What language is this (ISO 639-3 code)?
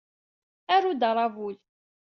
kab